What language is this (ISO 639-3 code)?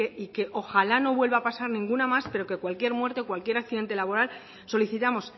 spa